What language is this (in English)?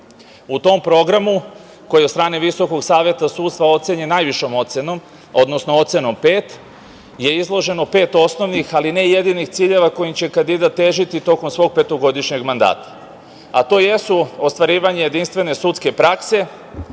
Serbian